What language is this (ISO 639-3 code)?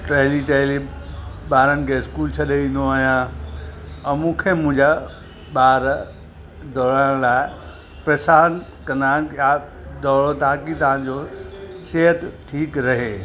snd